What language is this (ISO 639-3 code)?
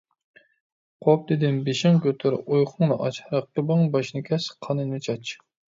uig